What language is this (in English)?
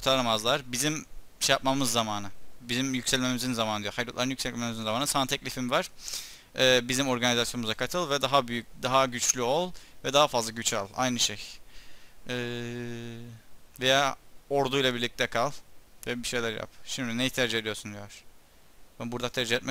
Turkish